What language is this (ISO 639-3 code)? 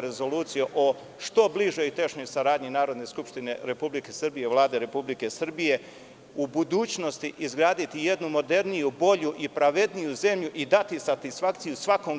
srp